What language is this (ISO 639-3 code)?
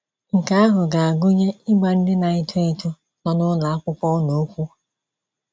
ibo